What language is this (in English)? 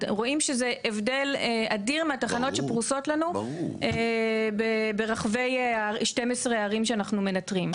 Hebrew